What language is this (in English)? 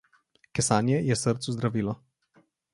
Slovenian